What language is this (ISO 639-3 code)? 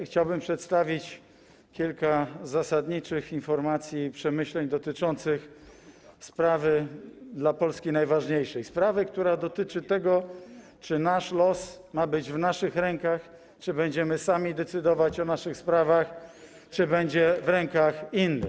pol